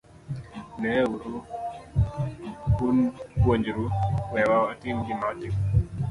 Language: Luo (Kenya and Tanzania)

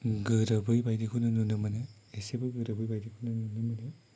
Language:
Bodo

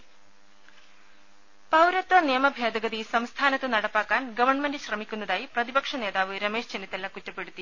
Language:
Malayalam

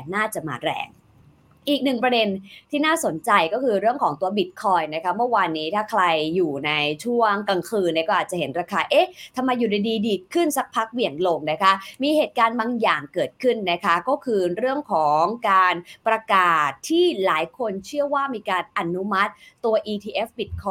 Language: Thai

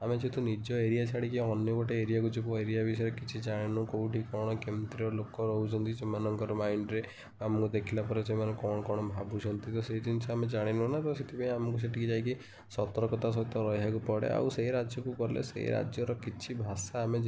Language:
Odia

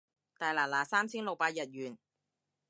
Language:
Cantonese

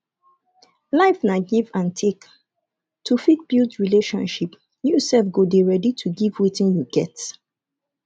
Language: Nigerian Pidgin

